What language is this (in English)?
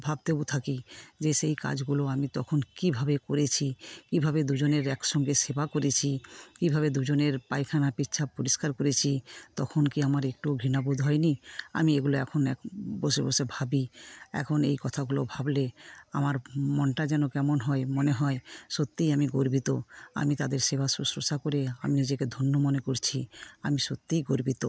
Bangla